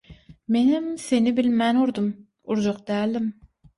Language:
Turkmen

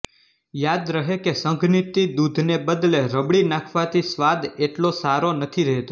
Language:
Gujarati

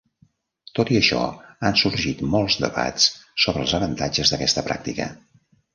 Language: Catalan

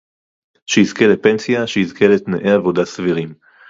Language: Hebrew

